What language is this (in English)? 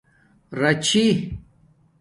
Domaaki